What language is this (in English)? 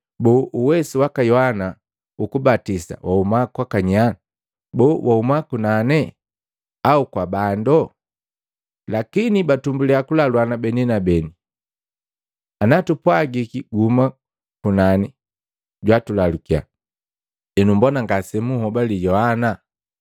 Matengo